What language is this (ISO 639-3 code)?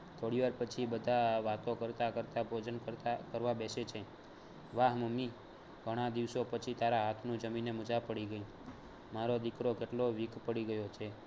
guj